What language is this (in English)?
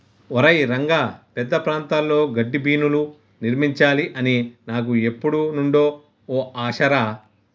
Telugu